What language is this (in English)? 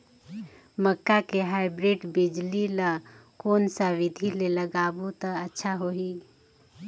Chhattisgarhi